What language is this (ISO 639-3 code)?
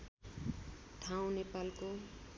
nep